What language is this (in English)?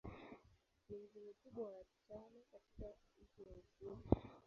Swahili